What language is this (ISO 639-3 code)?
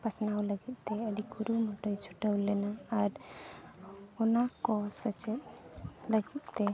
sat